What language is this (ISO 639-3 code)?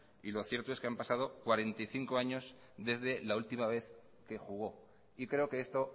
spa